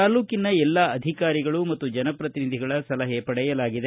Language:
Kannada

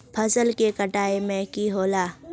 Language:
Magahi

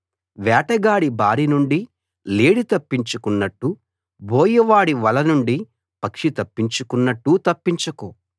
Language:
Telugu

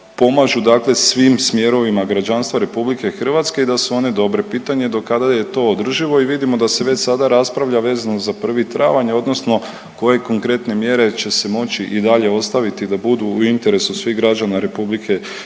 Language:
Croatian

